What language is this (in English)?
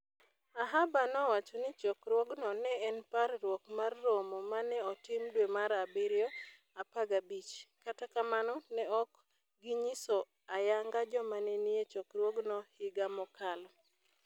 Luo (Kenya and Tanzania)